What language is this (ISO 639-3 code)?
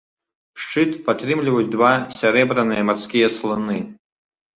bel